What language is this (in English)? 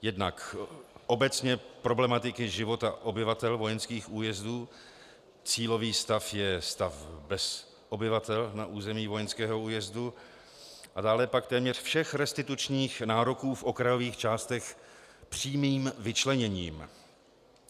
Czech